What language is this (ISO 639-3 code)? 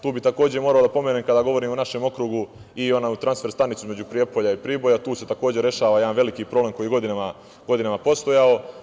srp